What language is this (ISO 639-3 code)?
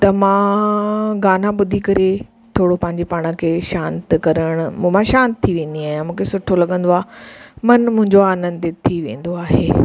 snd